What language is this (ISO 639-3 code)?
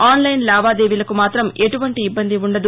tel